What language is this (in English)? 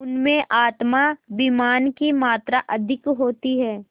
Hindi